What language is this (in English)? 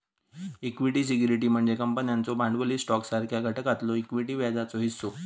Marathi